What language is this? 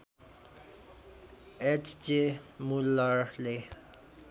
Nepali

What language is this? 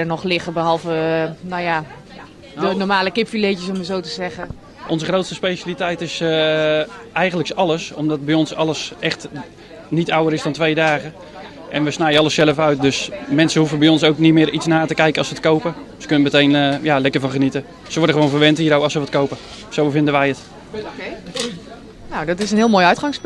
Dutch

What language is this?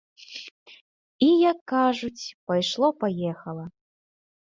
Belarusian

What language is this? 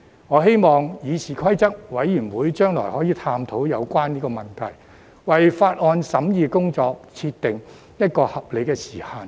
Cantonese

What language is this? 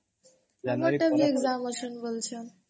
Odia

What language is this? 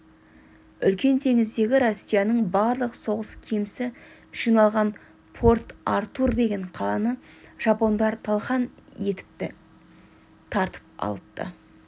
Kazakh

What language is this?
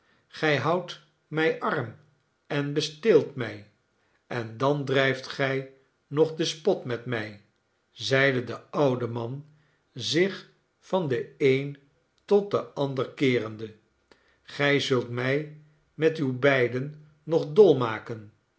Dutch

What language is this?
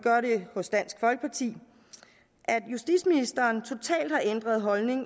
Danish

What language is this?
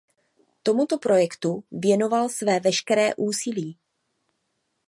Czech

